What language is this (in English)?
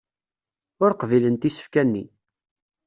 Kabyle